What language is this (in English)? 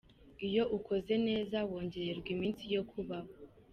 Kinyarwanda